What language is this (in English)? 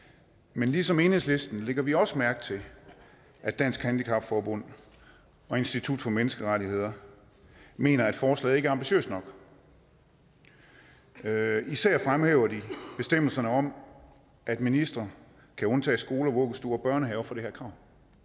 Danish